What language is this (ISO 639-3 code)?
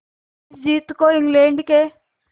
hin